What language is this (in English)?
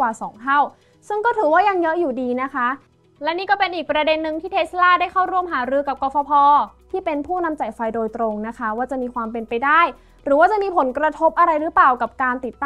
Thai